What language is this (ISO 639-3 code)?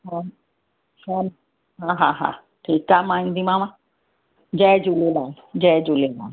snd